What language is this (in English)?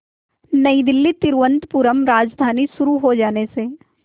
Hindi